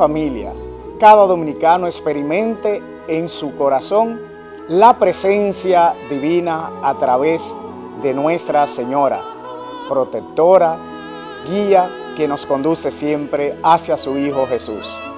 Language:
Spanish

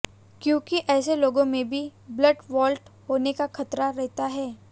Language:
Hindi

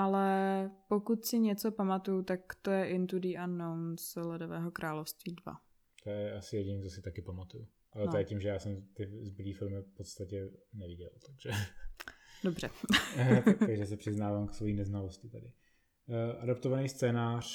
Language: Czech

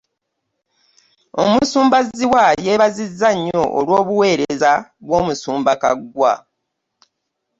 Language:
Ganda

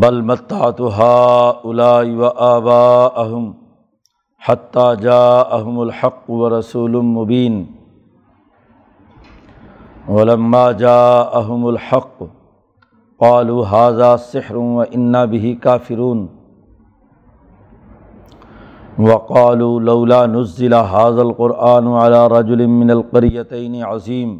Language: Urdu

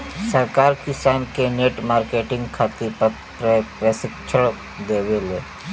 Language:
Bhojpuri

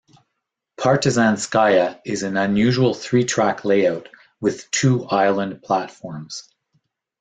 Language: English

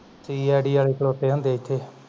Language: Punjabi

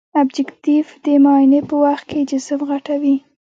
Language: Pashto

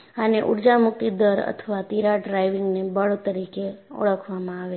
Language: Gujarati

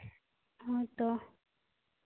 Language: Santali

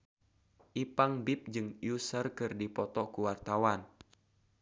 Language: Sundanese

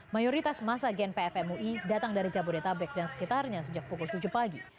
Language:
Indonesian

